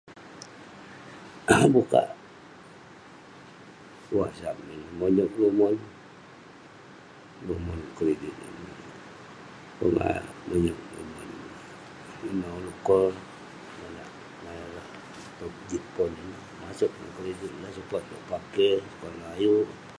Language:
Western Penan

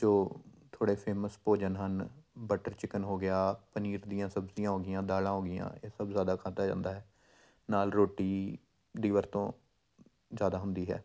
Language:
Punjabi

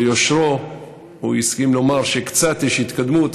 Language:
Hebrew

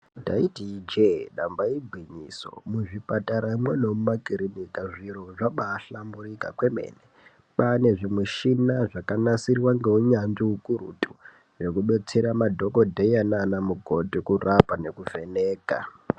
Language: Ndau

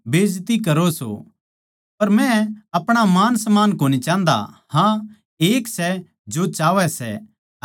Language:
Haryanvi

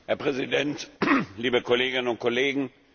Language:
German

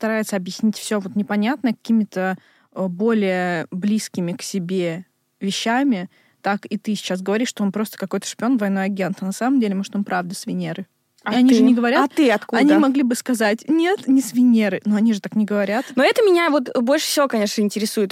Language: Russian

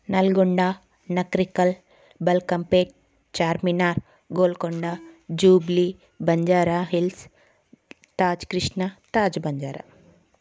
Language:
Telugu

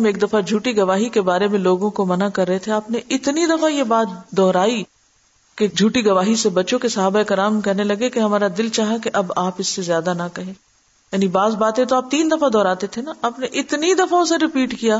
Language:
Urdu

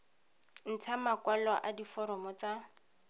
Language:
Tswana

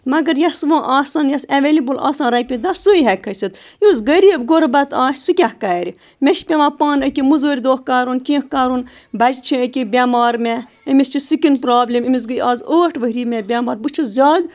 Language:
Kashmiri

